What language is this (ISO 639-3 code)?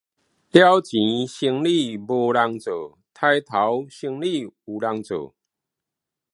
nan